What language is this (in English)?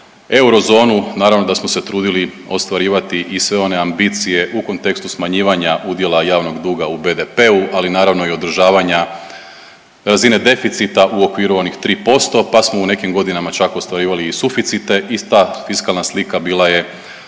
Croatian